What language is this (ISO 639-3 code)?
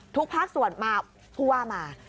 tha